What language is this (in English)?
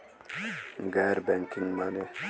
Bhojpuri